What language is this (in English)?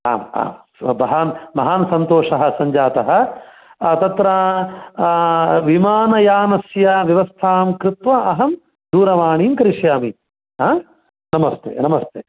Sanskrit